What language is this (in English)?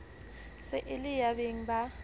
Southern Sotho